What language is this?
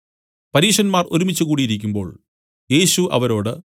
Malayalam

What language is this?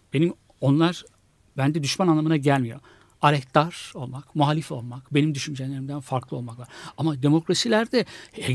Turkish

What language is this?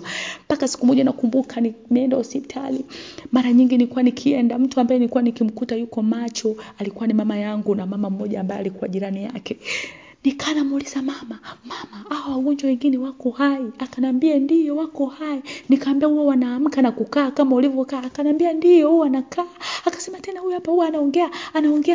Swahili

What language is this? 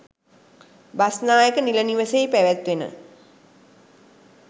Sinhala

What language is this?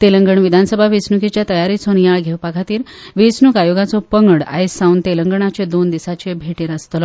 Konkani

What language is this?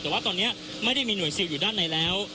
Thai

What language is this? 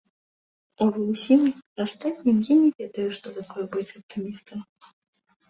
Belarusian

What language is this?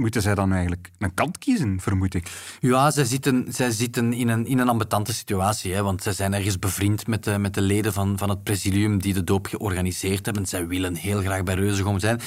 Dutch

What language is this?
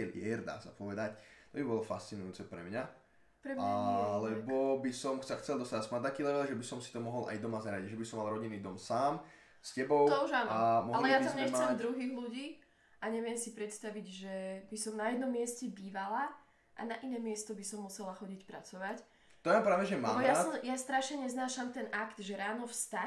Slovak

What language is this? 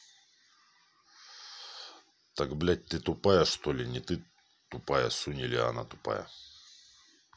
Russian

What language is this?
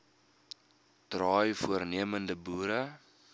Afrikaans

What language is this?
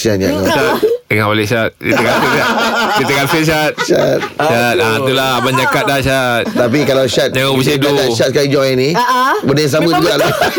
Malay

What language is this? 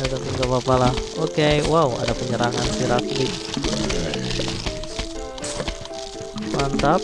Indonesian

